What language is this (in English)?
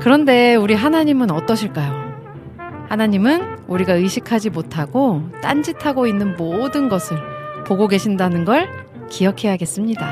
Korean